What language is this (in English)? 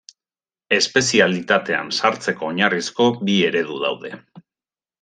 Basque